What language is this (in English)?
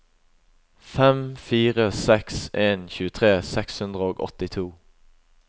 Norwegian